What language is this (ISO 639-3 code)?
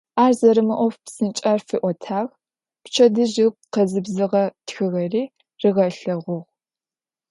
ady